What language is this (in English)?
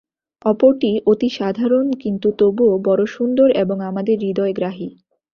Bangla